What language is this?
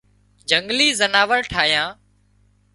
Wadiyara Koli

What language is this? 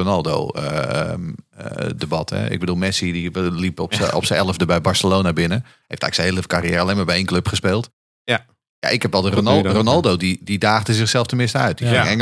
Dutch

